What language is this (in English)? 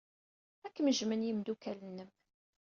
Kabyle